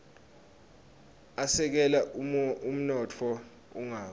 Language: Swati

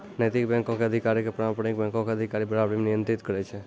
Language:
Maithili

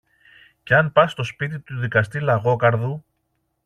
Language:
Greek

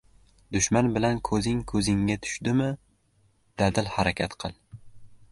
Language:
Uzbek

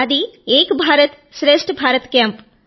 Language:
Telugu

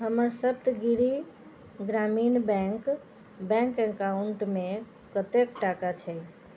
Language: Maithili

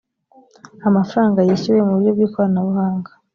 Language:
Kinyarwanda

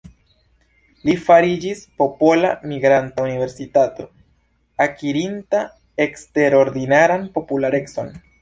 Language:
Esperanto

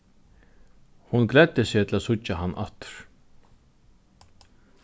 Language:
Faroese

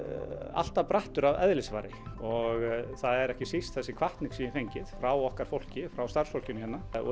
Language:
Icelandic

